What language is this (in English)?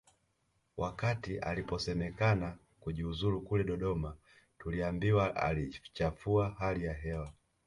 Swahili